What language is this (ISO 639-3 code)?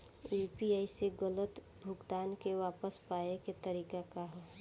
bho